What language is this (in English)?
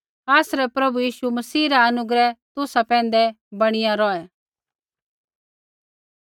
Kullu Pahari